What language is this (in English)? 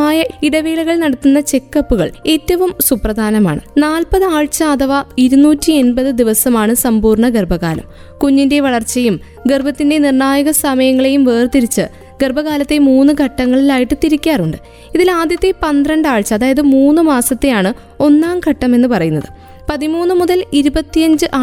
Malayalam